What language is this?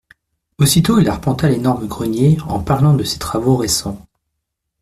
French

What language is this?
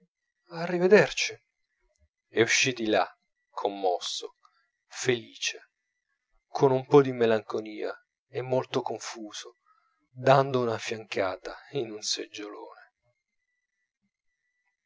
Italian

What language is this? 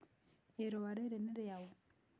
Kikuyu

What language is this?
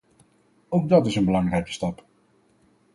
Dutch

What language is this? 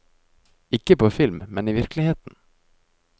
Norwegian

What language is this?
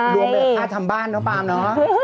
Thai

